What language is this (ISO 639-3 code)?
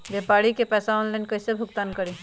mag